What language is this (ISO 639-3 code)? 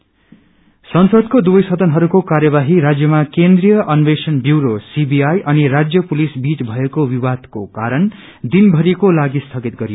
nep